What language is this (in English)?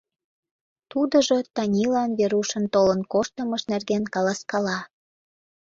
Mari